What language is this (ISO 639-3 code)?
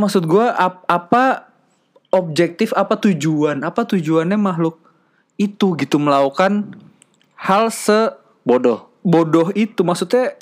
ind